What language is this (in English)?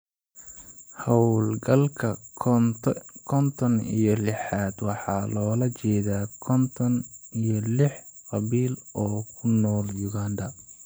Somali